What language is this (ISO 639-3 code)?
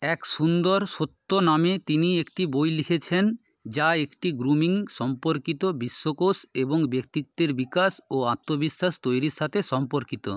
ben